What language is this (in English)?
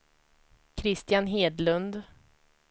Swedish